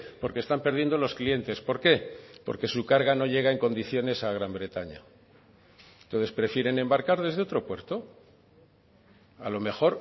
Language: Spanish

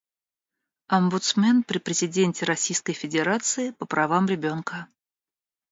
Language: Russian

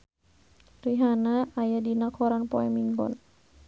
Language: Sundanese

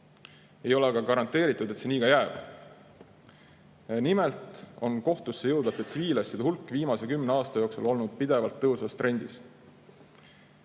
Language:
Estonian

